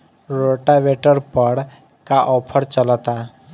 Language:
Bhojpuri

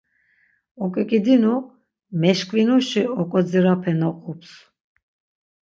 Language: Laz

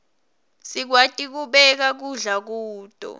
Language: Swati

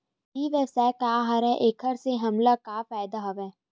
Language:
Chhattisgarhi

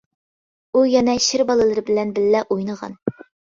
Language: Uyghur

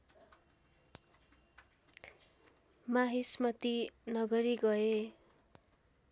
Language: Nepali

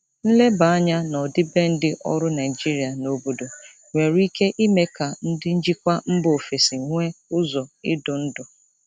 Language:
Igbo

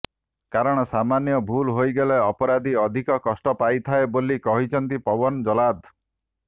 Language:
Odia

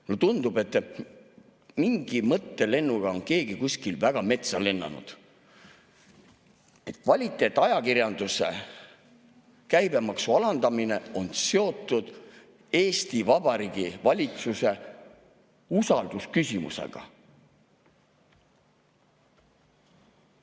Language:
Estonian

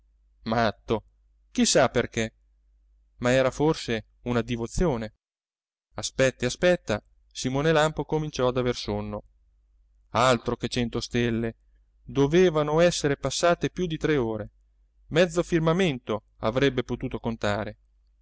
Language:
Italian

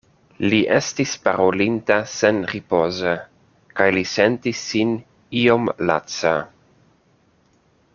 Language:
Esperanto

